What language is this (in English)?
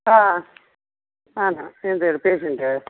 Kannada